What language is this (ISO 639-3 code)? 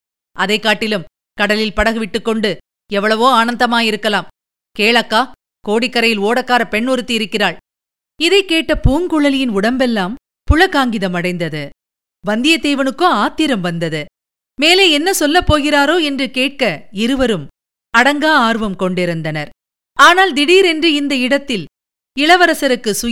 tam